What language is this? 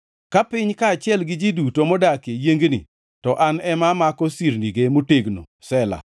Luo (Kenya and Tanzania)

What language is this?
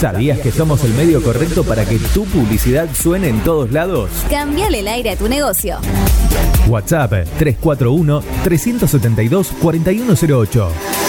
Spanish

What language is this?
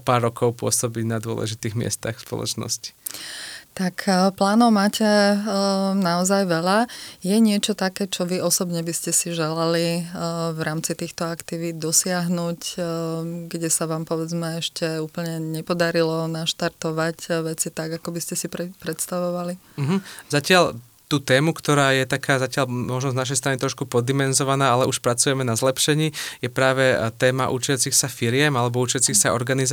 Slovak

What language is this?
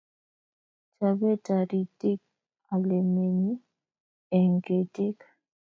Kalenjin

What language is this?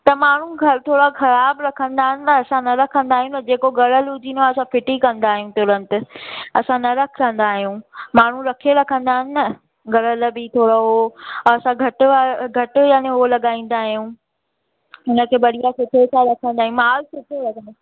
Sindhi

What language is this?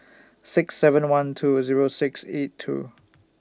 English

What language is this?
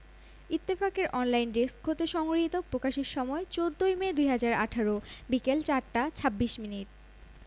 Bangla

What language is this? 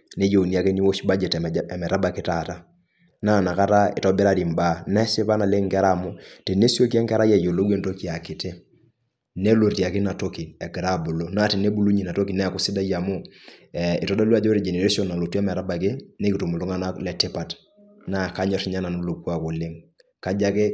Masai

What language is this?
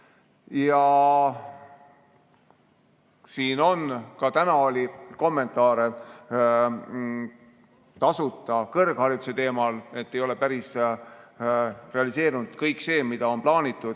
Estonian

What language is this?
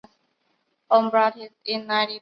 Chinese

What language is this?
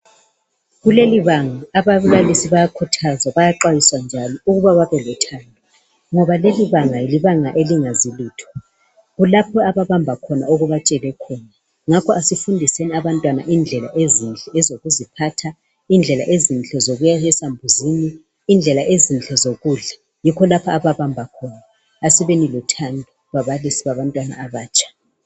North Ndebele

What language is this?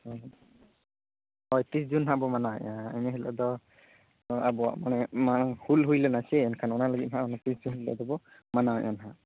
Santali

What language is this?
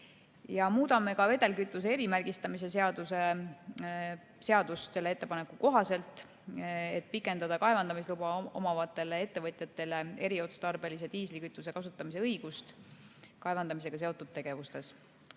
Estonian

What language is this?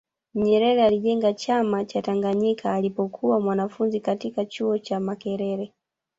Swahili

